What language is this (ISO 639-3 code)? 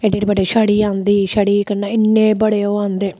doi